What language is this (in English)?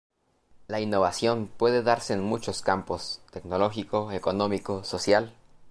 Spanish